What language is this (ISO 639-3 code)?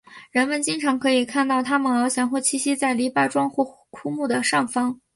zho